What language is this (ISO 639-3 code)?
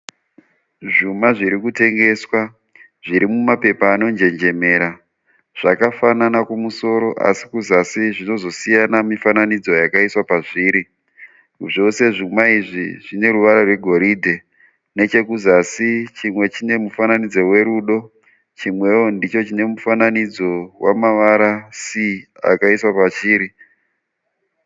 sna